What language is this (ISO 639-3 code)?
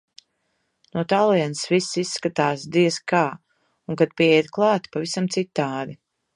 lav